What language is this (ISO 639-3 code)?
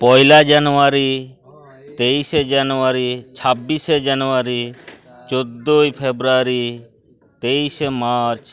sat